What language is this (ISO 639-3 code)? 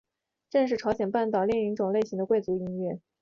zho